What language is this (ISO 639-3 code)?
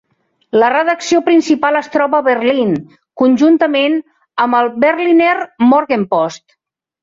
cat